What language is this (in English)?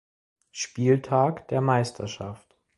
German